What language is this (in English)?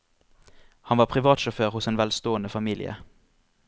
Norwegian